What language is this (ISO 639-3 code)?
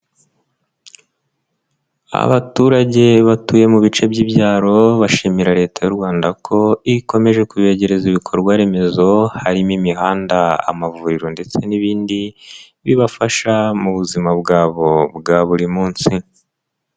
kin